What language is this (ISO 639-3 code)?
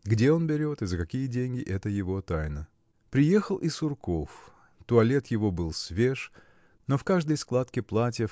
rus